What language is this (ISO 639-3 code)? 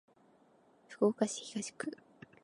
jpn